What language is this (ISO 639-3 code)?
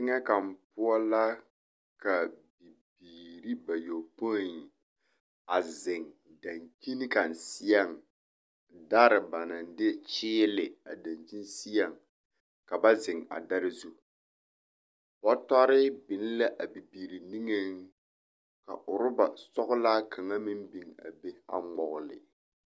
dga